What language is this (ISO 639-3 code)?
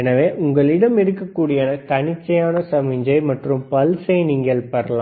tam